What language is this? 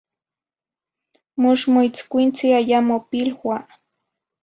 Zacatlán-Ahuacatlán-Tepetzintla Nahuatl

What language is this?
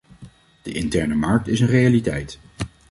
Dutch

